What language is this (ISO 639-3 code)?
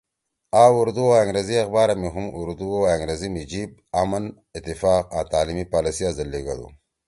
trw